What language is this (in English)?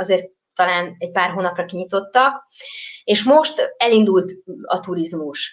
Hungarian